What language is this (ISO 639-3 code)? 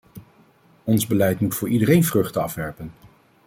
nld